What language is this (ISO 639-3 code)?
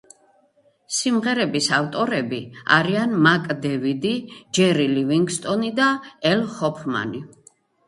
kat